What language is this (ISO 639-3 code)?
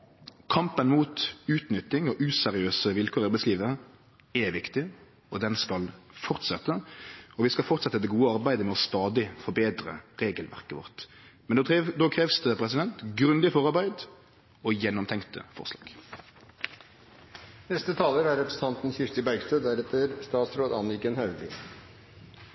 nno